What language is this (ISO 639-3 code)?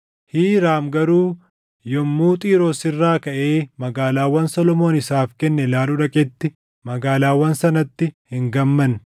orm